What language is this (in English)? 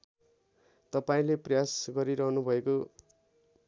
Nepali